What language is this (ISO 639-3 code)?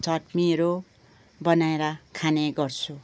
nep